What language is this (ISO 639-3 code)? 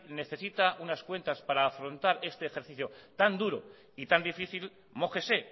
spa